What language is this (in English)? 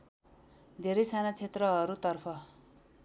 Nepali